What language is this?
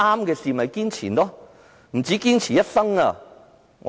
Cantonese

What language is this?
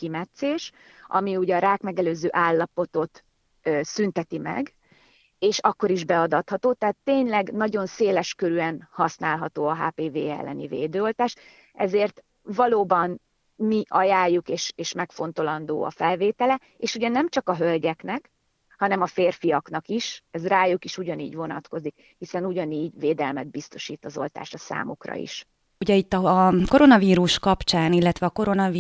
Hungarian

